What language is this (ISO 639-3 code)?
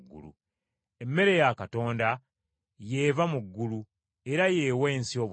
lug